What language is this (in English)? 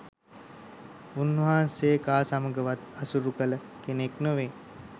Sinhala